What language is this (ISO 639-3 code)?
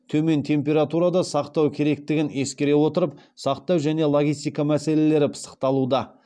kaz